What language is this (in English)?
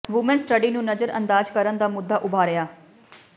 Punjabi